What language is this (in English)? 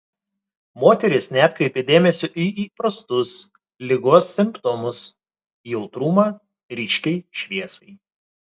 Lithuanian